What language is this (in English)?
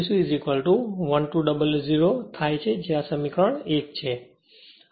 Gujarati